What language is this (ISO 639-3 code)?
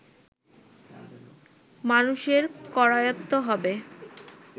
ben